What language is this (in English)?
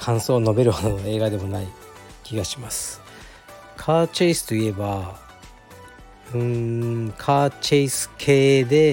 Japanese